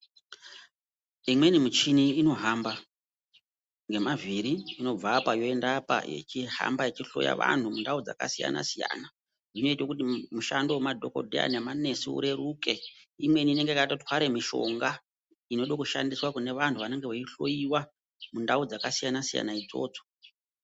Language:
Ndau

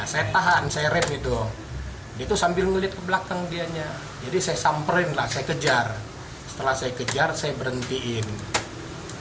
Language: Indonesian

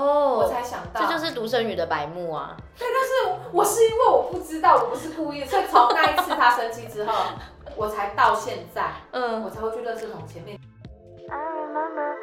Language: Chinese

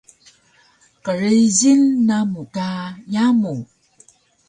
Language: Taroko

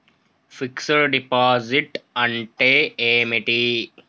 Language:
Telugu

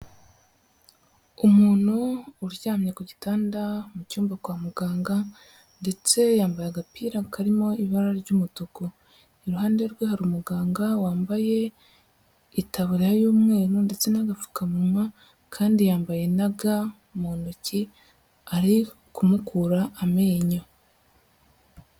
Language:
Kinyarwanda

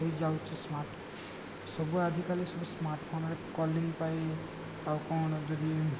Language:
Odia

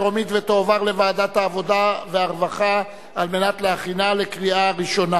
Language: Hebrew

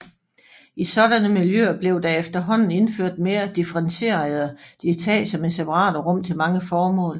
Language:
Danish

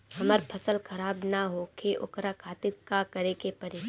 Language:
Bhojpuri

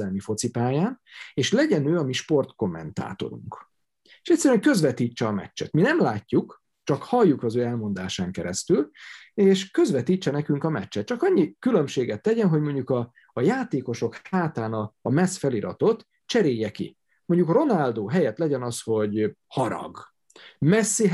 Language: Hungarian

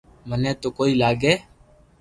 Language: Loarki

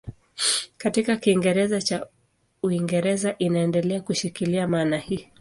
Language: Swahili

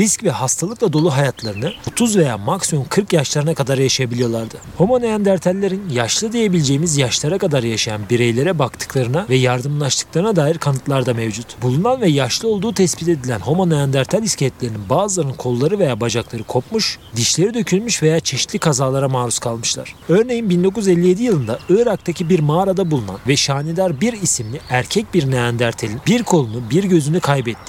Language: Turkish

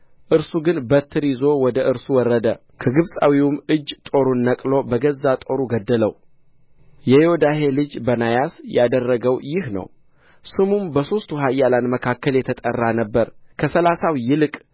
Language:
Amharic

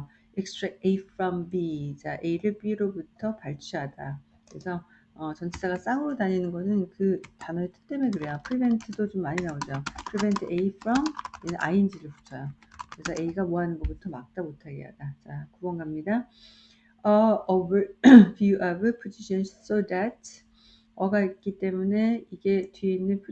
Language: Korean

